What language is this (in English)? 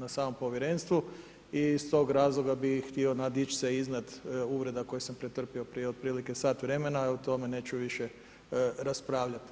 Croatian